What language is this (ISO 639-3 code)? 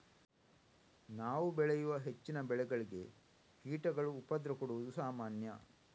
kan